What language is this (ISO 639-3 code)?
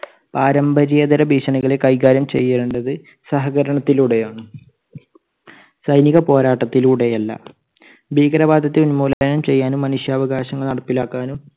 mal